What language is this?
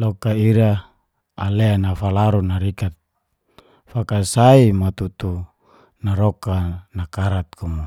Geser-Gorom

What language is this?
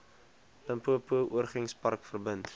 Afrikaans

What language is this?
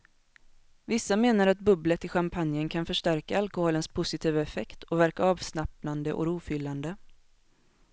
Swedish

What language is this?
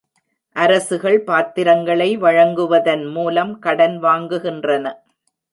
Tamil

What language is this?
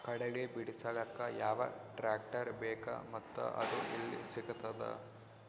Kannada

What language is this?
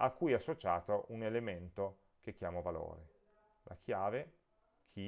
Italian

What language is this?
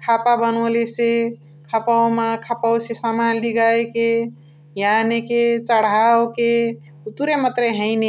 Chitwania Tharu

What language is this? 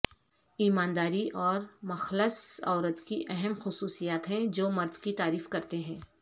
Urdu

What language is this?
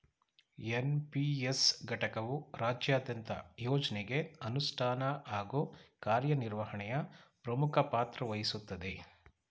Kannada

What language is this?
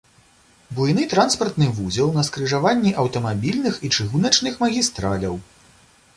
Belarusian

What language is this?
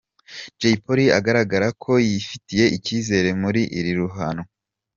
Kinyarwanda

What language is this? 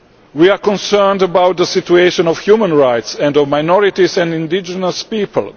English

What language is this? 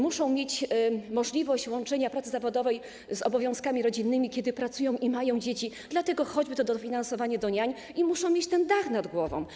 Polish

